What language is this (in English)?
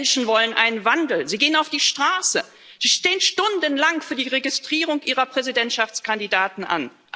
German